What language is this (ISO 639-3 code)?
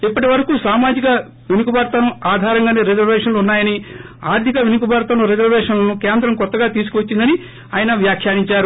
tel